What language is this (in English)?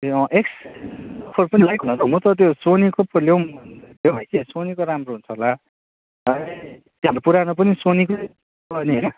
Nepali